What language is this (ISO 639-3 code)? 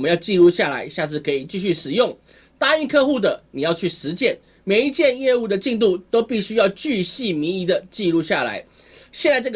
zho